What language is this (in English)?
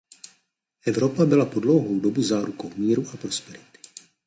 Czech